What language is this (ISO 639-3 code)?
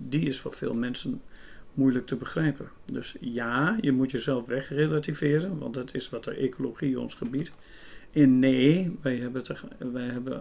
nld